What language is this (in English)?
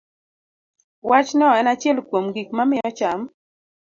Luo (Kenya and Tanzania)